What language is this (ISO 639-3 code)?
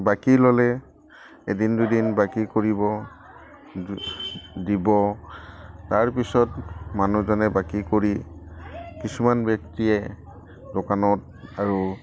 asm